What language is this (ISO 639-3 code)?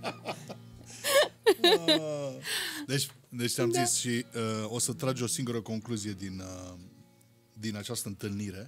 ron